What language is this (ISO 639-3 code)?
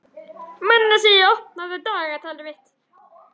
isl